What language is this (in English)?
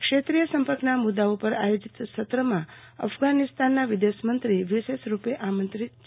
Gujarati